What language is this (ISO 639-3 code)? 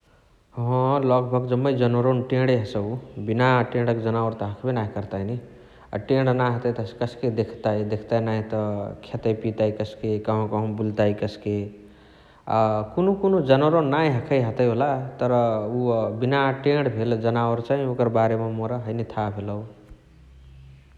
the